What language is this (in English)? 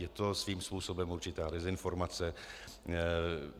Czech